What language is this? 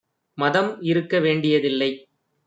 Tamil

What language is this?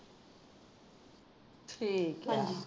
Punjabi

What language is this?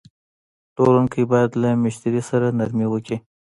Pashto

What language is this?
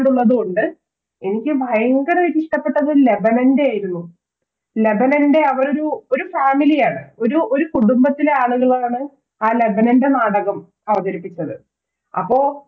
Malayalam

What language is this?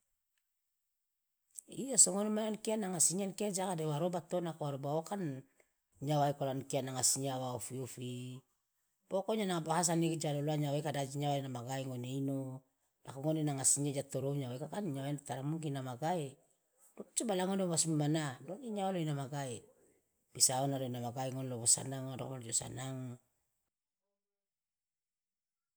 Loloda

